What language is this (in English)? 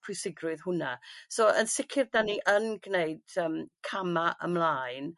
Welsh